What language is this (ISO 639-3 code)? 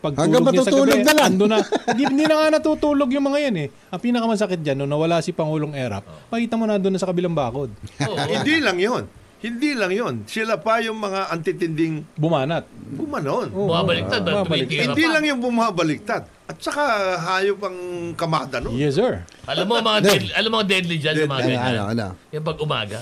fil